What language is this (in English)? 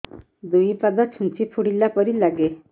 Odia